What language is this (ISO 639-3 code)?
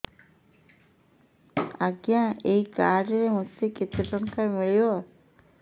ori